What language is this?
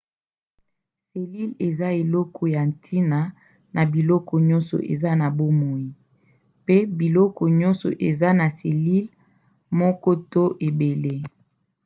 Lingala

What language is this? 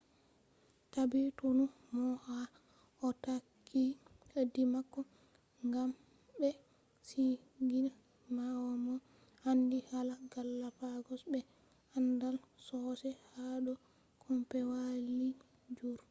Fula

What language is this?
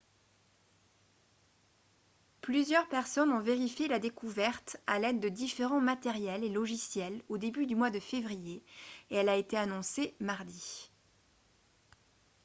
French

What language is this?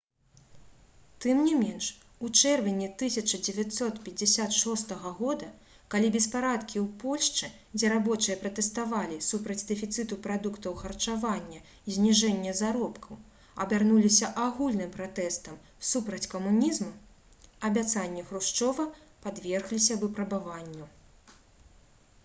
Belarusian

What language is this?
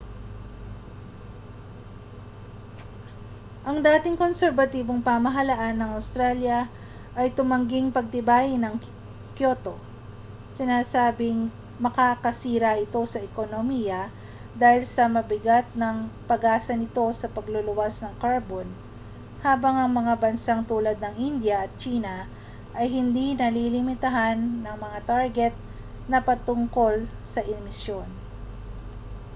Filipino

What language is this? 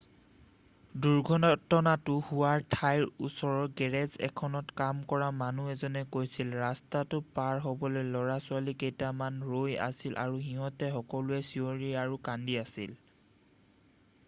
Assamese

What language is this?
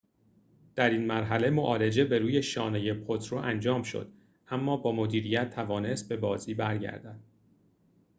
Persian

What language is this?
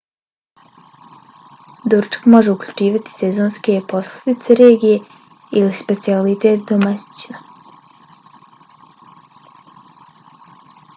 Bosnian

